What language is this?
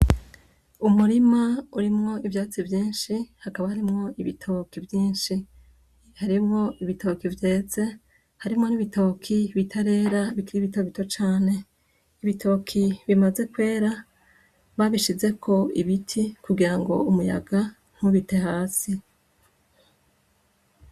Rundi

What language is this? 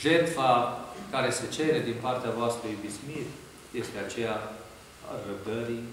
Romanian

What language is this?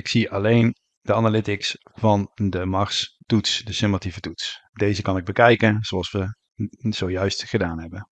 Dutch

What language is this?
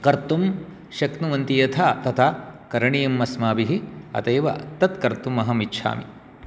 Sanskrit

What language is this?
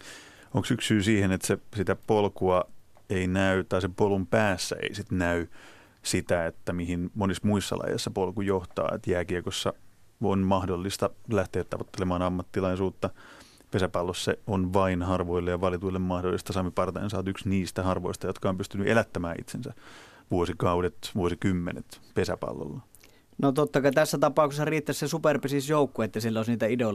Finnish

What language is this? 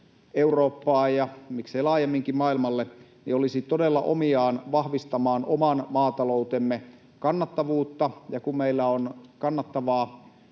Finnish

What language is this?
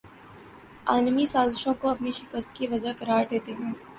Urdu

